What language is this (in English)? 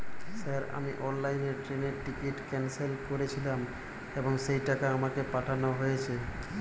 Bangla